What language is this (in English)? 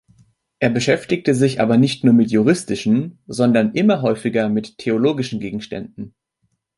German